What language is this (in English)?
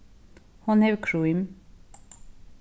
Faroese